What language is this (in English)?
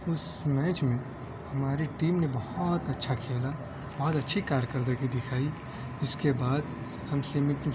Urdu